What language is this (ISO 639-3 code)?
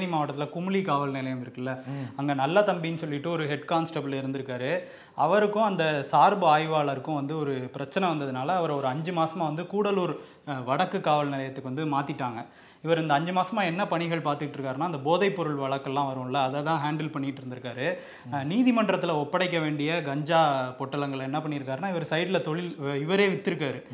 tam